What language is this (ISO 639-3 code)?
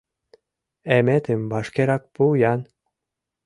chm